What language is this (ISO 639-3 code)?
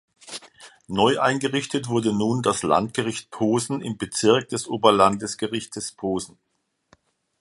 deu